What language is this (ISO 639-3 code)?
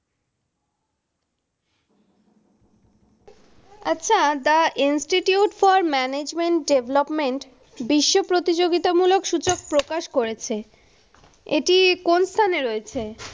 ben